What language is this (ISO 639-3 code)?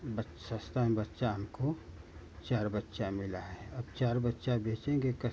hin